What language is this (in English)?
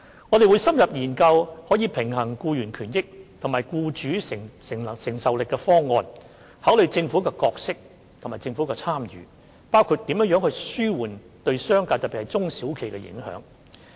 Cantonese